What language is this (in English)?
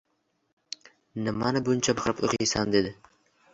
Uzbek